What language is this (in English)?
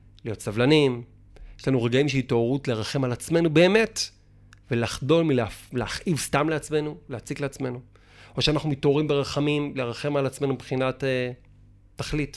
Hebrew